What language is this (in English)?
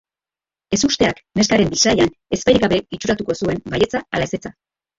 Basque